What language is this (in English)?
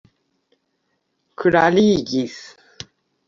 Esperanto